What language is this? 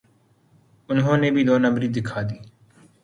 Urdu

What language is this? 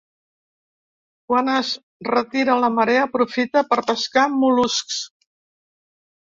Catalan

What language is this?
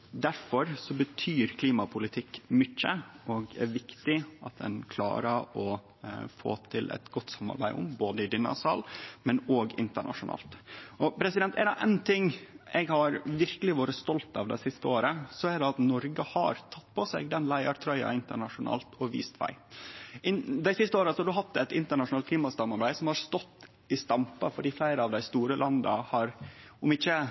Norwegian Nynorsk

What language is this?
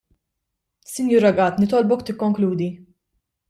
Maltese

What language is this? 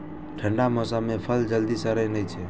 Maithili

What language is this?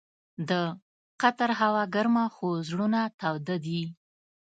Pashto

